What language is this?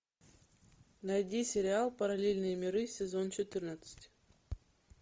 Russian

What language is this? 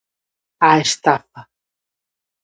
Galician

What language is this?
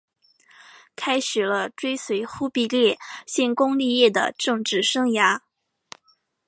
Chinese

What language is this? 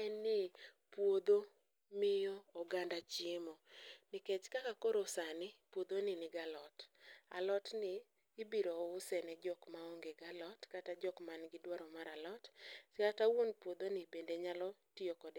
Luo (Kenya and Tanzania)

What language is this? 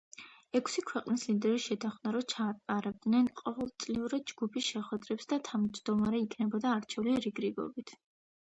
Georgian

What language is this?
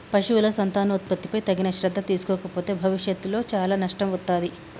Telugu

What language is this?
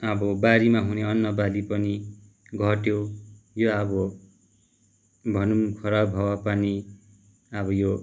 Nepali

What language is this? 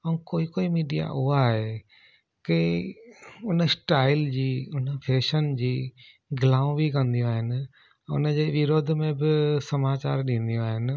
Sindhi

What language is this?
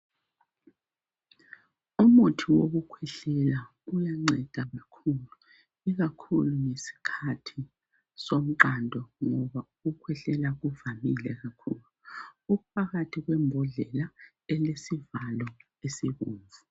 North Ndebele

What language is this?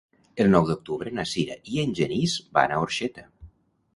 Catalan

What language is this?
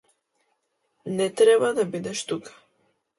Macedonian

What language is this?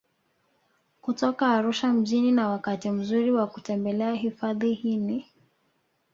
Swahili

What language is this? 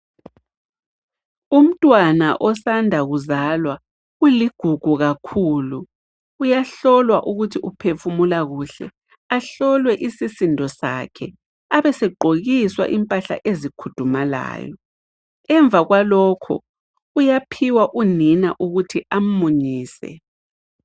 North Ndebele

